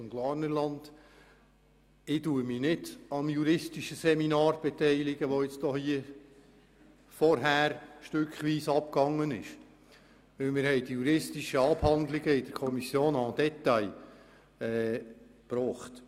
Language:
Swiss German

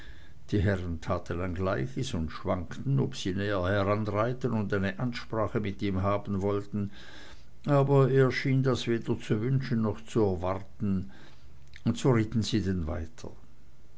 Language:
German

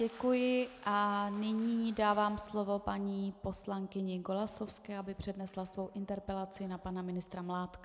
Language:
Czech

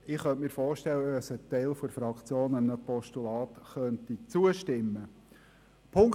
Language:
Swiss German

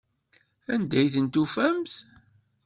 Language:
Kabyle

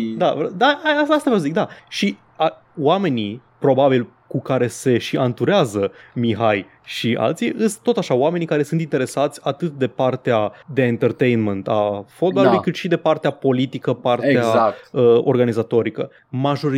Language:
Romanian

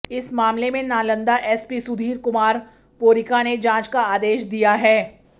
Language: Hindi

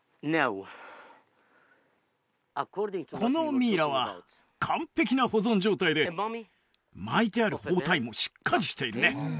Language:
Japanese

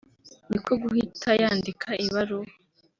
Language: Kinyarwanda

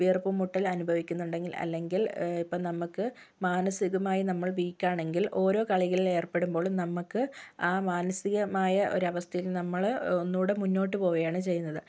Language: Malayalam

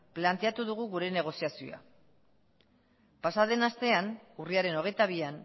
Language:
Basque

